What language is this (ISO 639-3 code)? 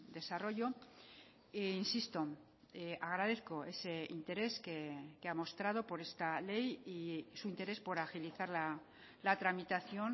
spa